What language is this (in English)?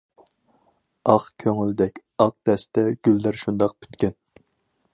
Uyghur